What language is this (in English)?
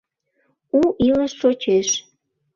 Mari